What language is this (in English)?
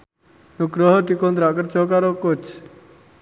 Javanese